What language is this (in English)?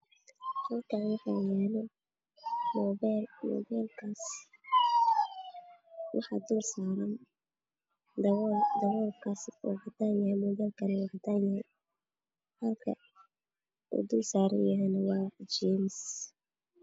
Somali